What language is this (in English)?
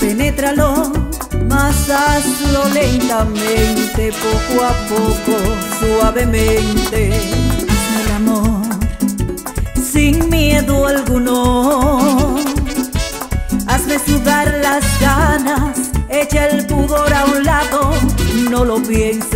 Romanian